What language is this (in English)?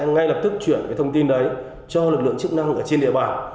Vietnamese